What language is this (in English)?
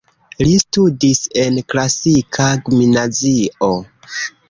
Esperanto